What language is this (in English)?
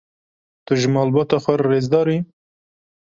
Kurdish